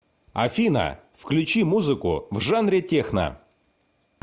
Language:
Russian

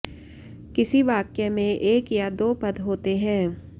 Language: Sanskrit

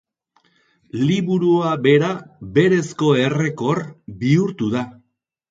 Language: Basque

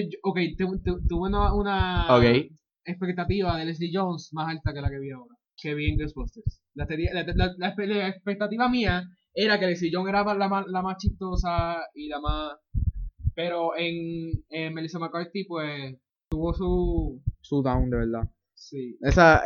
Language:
Spanish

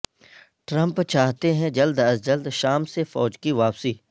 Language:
Urdu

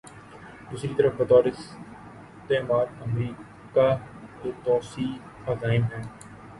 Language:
Urdu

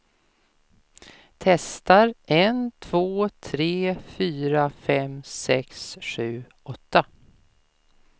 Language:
Swedish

